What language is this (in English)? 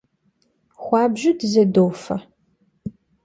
Kabardian